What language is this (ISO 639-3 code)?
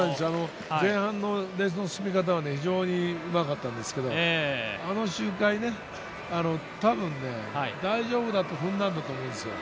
jpn